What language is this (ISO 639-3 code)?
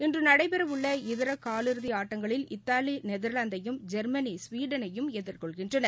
tam